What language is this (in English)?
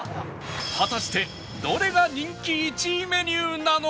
Japanese